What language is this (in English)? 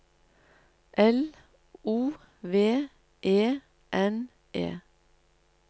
Norwegian